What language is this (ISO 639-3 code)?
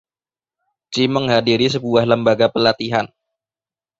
ind